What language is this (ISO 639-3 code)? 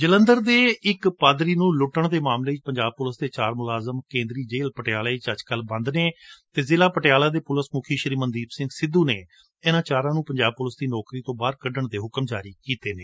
pan